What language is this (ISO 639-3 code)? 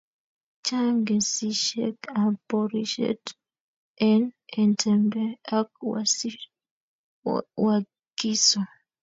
kln